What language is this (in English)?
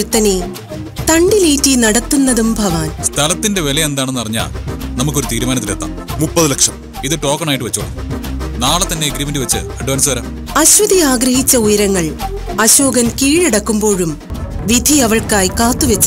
Arabic